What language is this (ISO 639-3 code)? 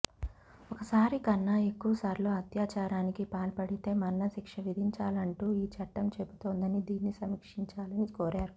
tel